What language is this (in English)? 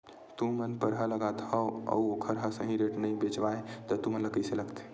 Chhattisgarhi